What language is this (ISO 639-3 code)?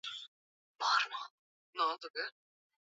swa